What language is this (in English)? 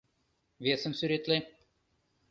Mari